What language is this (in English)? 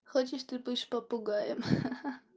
Russian